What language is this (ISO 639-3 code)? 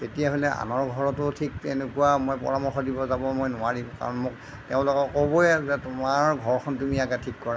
asm